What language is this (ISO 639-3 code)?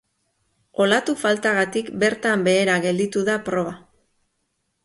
eus